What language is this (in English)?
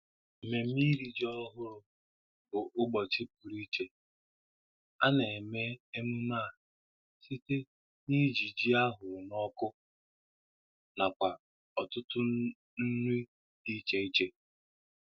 Igbo